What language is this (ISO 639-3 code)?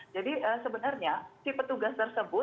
ind